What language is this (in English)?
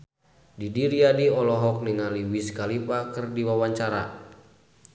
Sundanese